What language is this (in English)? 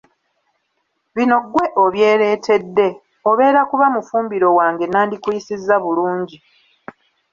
Ganda